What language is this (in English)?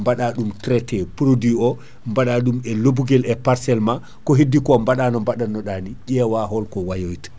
Fula